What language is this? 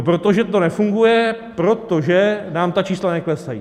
Czech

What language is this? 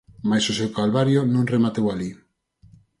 Galician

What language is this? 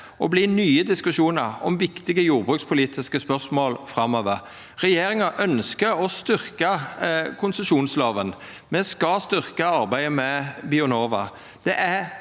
Norwegian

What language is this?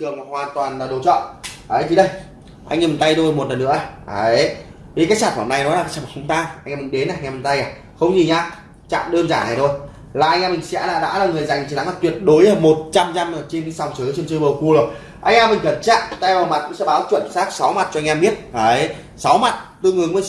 Vietnamese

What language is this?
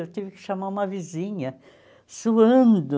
Portuguese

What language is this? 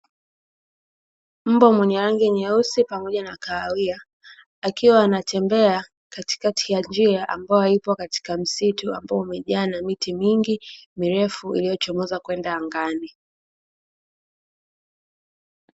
Swahili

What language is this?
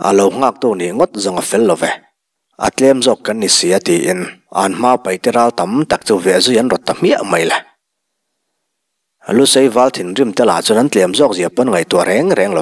Thai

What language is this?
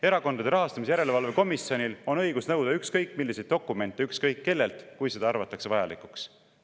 Estonian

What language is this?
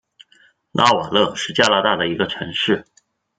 Chinese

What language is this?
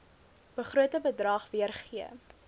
Afrikaans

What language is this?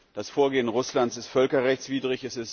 German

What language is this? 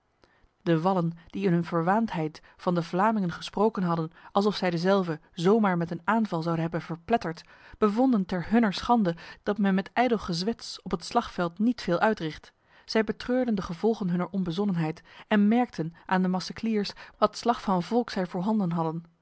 Dutch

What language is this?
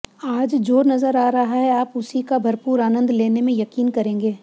Hindi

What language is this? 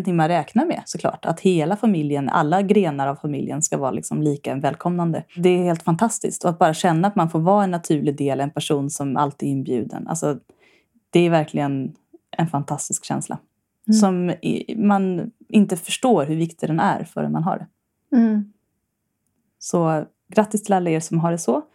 Swedish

